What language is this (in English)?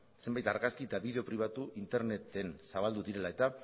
Basque